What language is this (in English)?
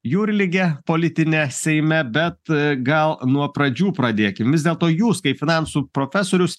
Lithuanian